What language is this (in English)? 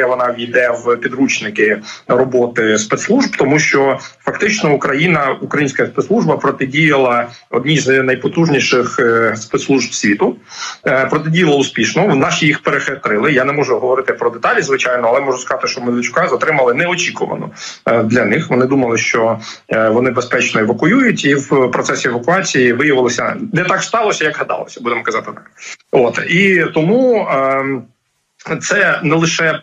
Ukrainian